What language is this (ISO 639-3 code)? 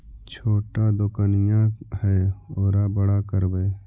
mag